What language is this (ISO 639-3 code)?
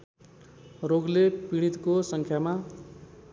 nep